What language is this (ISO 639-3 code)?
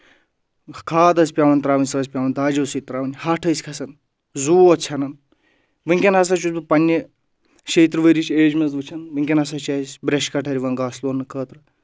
kas